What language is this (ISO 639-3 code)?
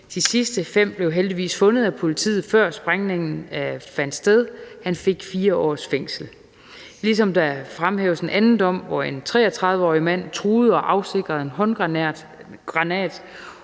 dan